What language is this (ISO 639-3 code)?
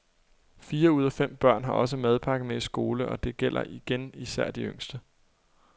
dan